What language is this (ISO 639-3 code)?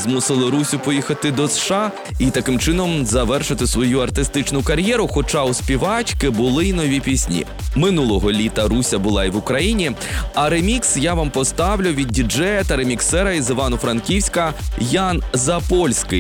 ukr